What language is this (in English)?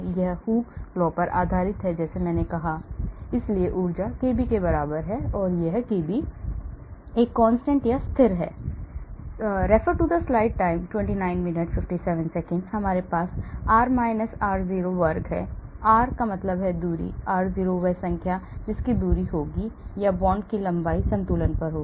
Hindi